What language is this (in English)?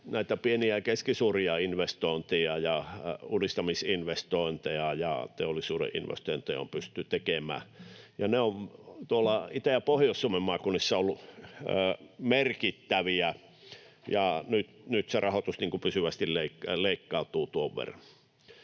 Finnish